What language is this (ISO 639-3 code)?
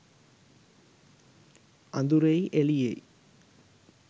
sin